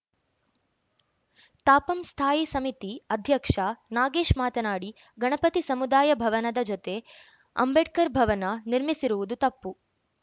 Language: Kannada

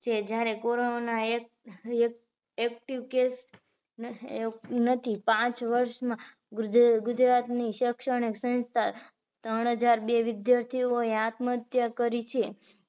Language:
Gujarati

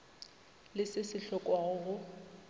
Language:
Northern Sotho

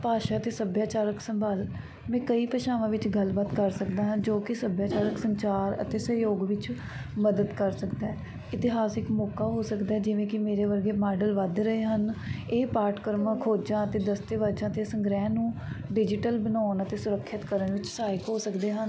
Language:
Punjabi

